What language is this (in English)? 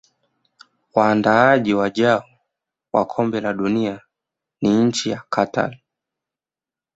Swahili